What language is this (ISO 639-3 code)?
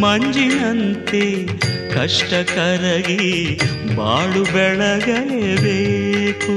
kan